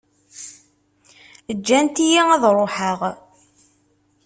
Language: Kabyle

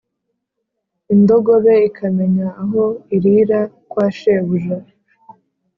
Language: Kinyarwanda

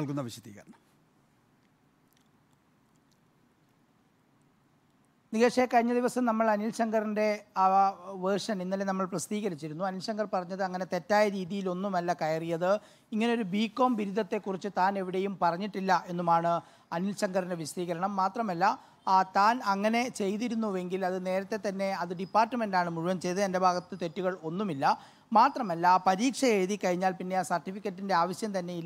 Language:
Malayalam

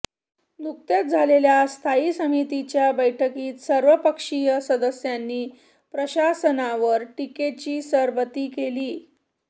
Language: Marathi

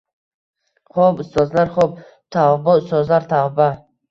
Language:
Uzbek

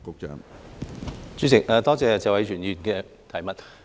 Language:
Cantonese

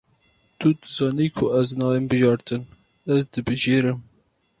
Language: Kurdish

